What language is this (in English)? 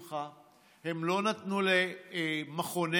Hebrew